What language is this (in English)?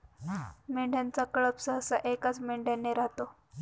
Marathi